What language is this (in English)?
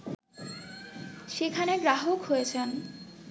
Bangla